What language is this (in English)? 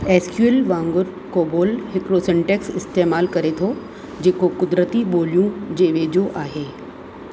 Sindhi